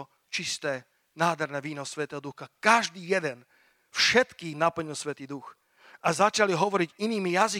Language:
Slovak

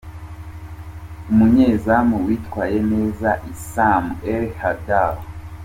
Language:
Kinyarwanda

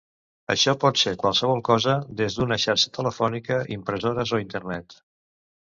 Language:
Catalan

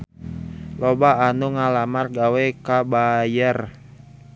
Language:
Sundanese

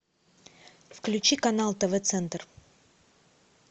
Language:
Russian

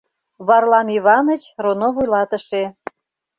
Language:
Mari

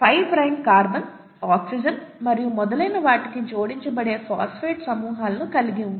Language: Telugu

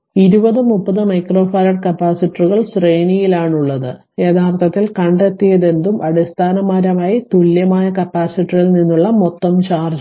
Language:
Malayalam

